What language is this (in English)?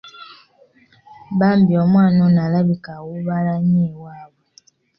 Ganda